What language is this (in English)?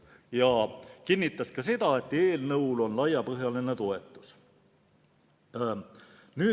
Estonian